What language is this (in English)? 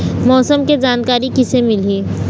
Chhattisgarhi